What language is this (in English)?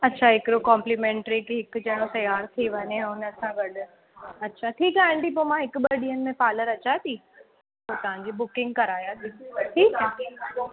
Sindhi